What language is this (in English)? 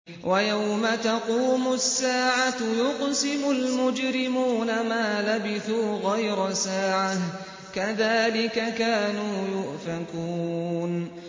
Arabic